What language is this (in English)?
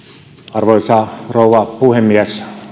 Finnish